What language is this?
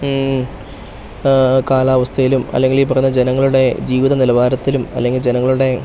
Malayalam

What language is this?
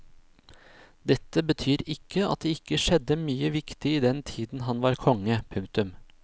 Norwegian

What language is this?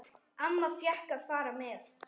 Icelandic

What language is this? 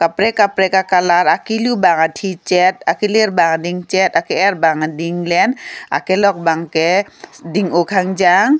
Karbi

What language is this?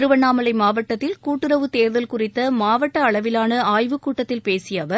Tamil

